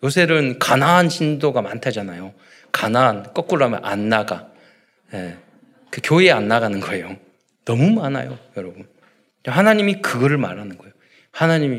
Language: Korean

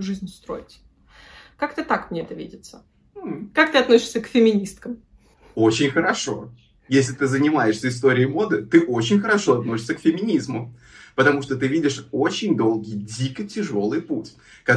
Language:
Russian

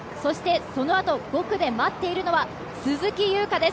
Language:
Japanese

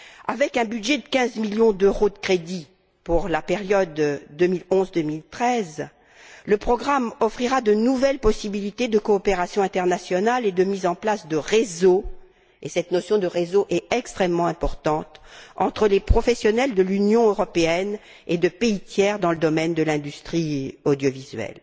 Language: French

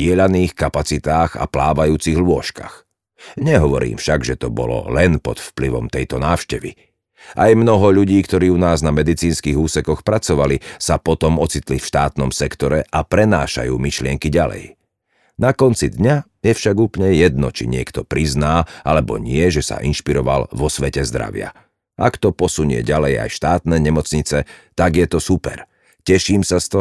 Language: Slovak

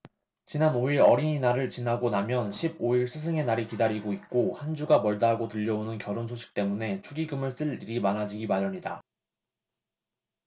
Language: Korean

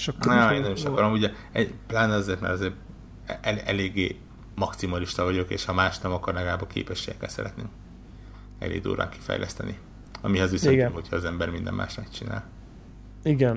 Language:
Hungarian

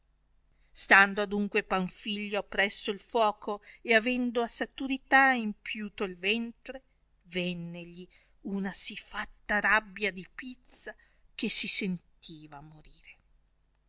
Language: Italian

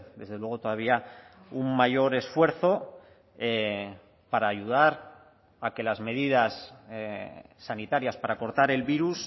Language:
Spanish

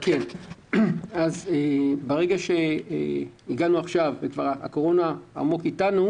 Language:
Hebrew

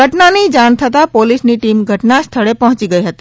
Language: Gujarati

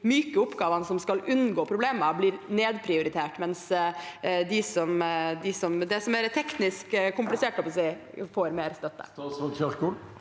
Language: Norwegian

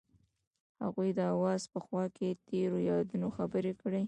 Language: Pashto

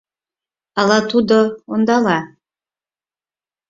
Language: Mari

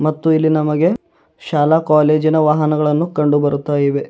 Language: Kannada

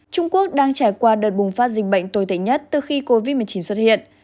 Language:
Vietnamese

